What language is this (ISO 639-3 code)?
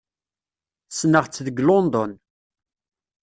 kab